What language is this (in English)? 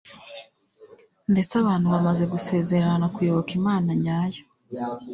Kinyarwanda